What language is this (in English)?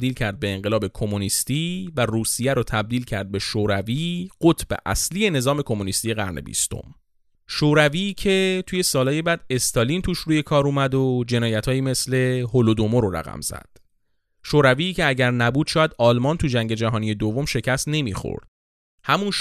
Persian